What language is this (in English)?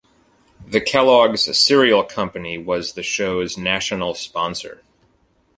English